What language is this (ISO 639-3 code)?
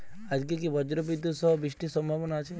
ben